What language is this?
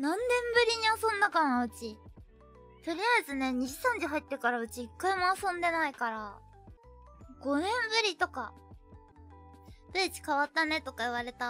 Japanese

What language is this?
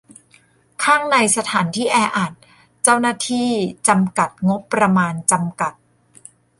Thai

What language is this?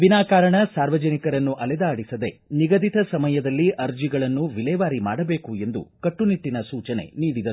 Kannada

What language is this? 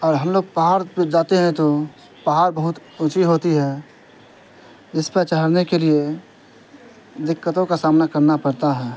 Urdu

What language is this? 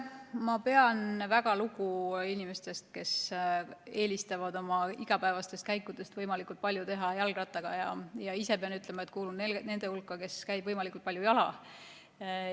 Estonian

